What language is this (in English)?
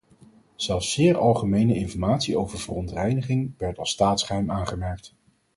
Dutch